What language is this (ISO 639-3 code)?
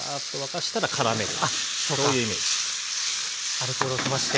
jpn